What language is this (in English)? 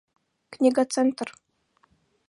Mari